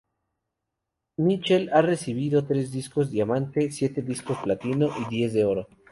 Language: Spanish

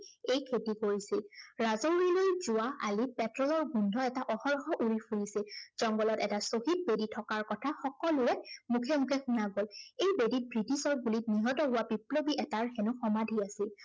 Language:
Assamese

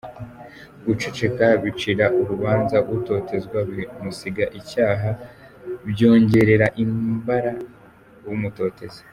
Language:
Kinyarwanda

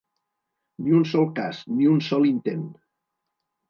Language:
Catalan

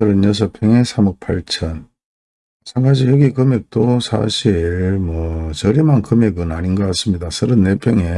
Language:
Korean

